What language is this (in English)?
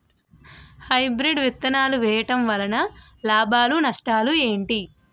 Telugu